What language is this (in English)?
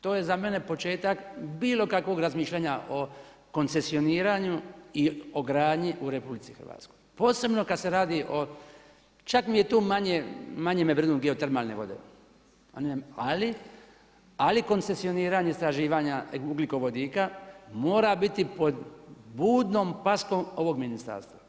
Croatian